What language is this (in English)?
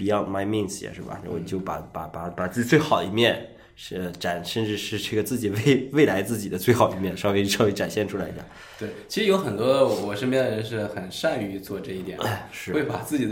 Chinese